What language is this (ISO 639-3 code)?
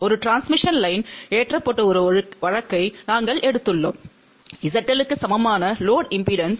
tam